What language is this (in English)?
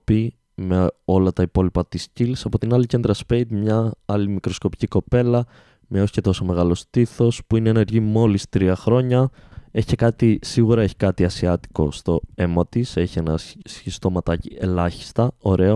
Greek